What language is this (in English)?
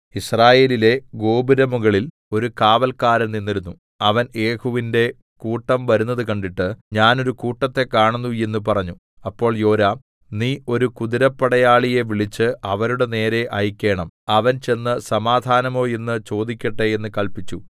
Malayalam